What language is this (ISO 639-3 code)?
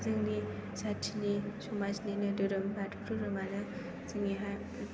brx